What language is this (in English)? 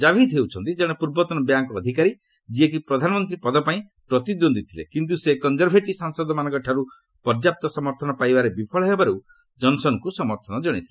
Odia